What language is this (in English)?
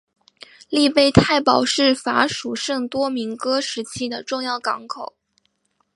Chinese